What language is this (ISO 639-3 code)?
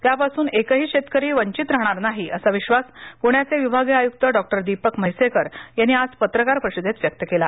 mar